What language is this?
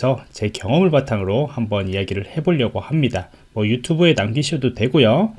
Korean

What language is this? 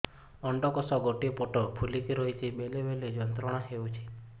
Odia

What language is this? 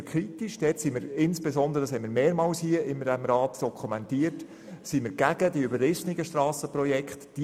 Swiss German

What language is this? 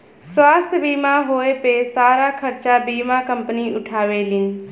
Bhojpuri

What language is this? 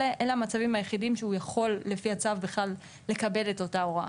Hebrew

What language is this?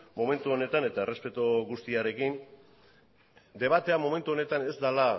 Basque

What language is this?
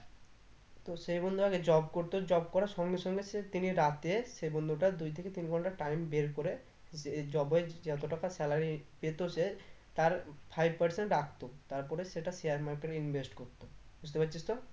Bangla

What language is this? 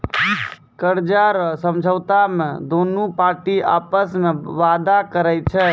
Maithili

